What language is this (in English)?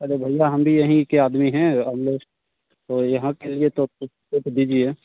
Hindi